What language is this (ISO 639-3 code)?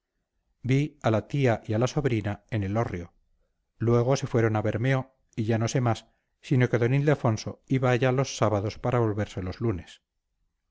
spa